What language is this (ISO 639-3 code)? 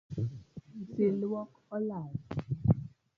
luo